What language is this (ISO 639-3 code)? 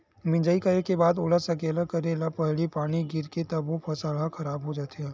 hne